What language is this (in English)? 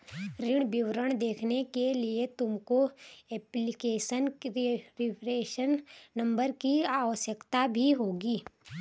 Hindi